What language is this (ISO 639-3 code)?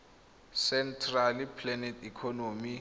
tsn